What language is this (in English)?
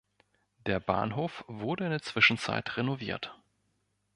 German